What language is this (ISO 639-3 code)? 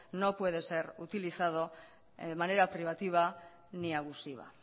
spa